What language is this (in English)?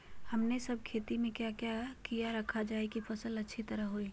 Magahi